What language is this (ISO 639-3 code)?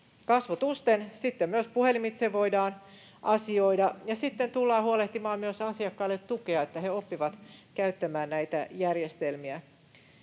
fin